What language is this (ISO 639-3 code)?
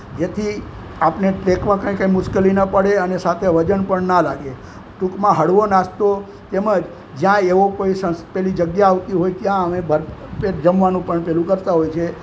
guj